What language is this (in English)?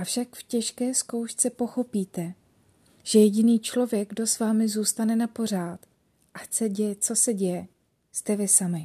Czech